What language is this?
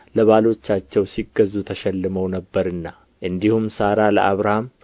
Amharic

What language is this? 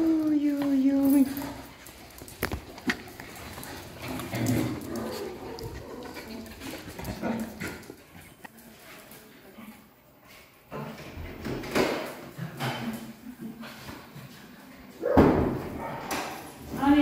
Spanish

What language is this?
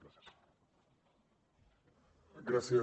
Catalan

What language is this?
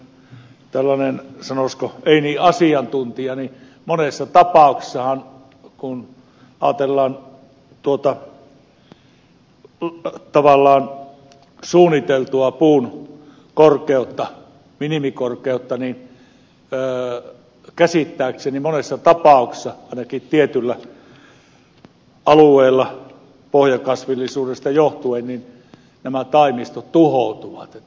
Finnish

